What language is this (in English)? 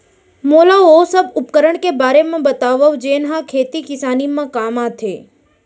Chhattisgarhi